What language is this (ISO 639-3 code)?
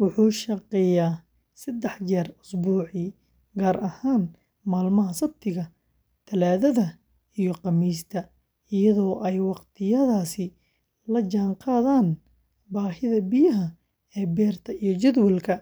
som